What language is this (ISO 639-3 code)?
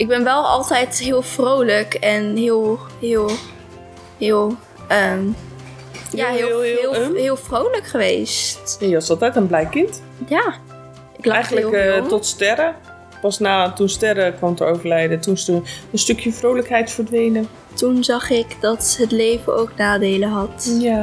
nld